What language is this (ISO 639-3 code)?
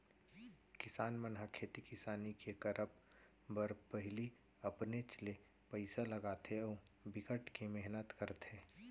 hne